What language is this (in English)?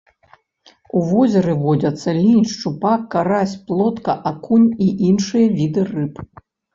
Belarusian